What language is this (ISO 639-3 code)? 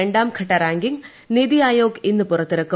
mal